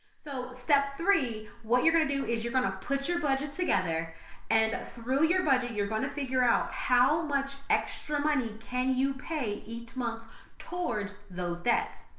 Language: English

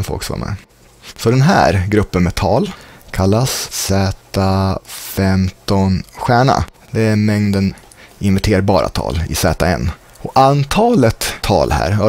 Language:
Swedish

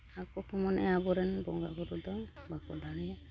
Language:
Santali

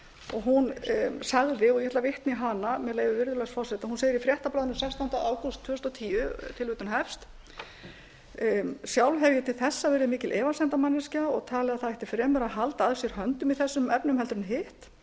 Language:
Icelandic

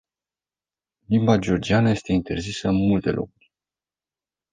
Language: Romanian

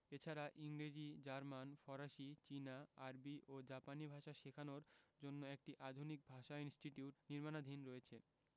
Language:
Bangla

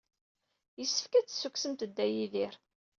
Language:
Kabyle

